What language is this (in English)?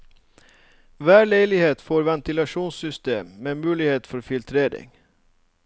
Norwegian